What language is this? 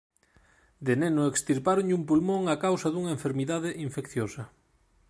Galician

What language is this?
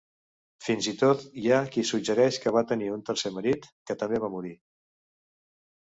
Catalan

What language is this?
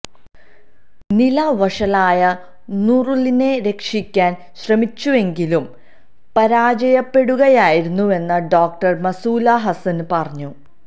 Malayalam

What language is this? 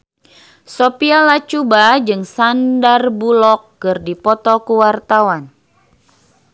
Sundanese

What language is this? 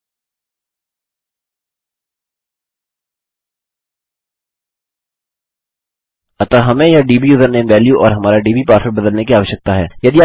Hindi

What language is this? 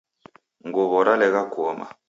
Taita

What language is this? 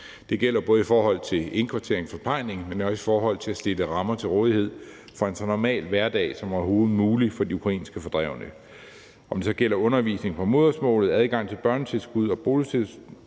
Danish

